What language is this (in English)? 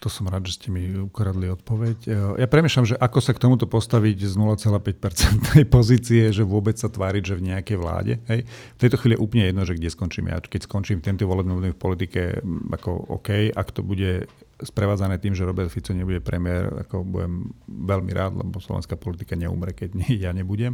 Slovak